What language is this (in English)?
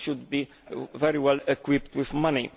English